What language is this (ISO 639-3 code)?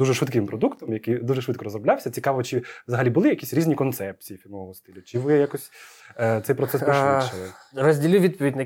ukr